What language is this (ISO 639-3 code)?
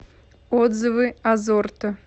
rus